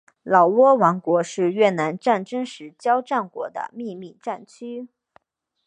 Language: Chinese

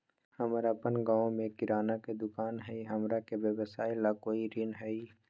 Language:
Magahi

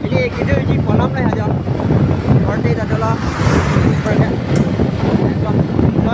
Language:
Thai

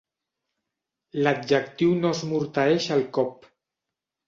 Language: Catalan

